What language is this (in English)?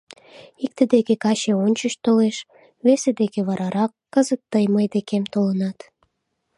Mari